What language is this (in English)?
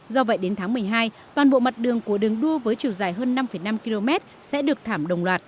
Vietnamese